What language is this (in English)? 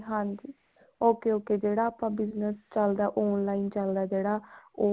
Punjabi